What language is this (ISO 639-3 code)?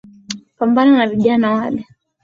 swa